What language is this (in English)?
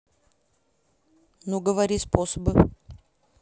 Russian